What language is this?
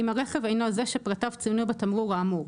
Hebrew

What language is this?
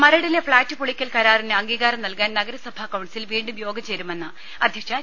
Malayalam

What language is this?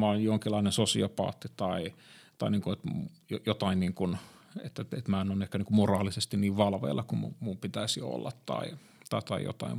Finnish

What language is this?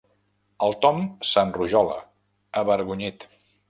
Catalan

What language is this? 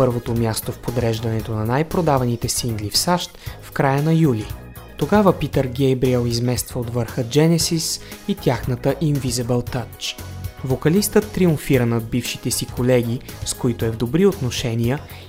Bulgarian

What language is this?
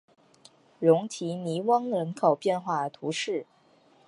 Chinese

